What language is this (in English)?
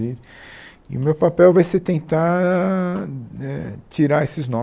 Portuguese